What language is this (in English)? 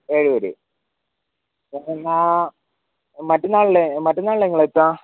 Malayalam